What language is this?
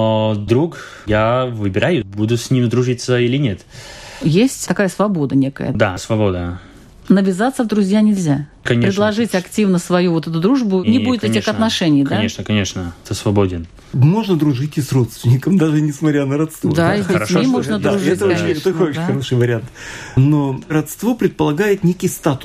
Russian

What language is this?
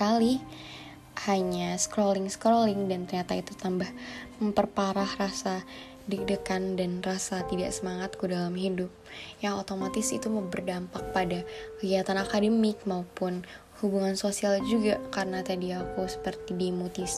Indonesian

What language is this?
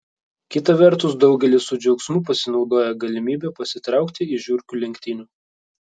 Lithuanian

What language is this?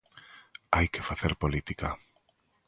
Galician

